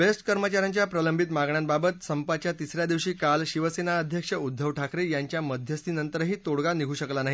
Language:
Marathi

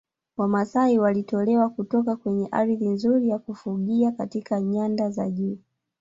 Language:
Swahili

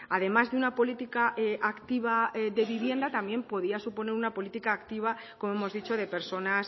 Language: Spanish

